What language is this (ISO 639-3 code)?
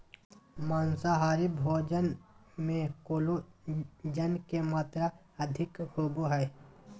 mag